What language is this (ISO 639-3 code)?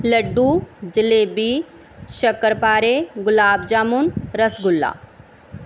pan